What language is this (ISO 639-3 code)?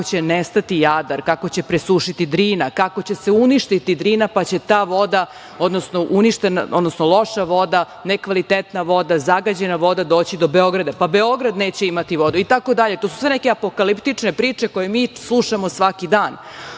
srp